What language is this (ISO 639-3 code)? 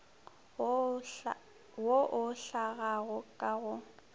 nso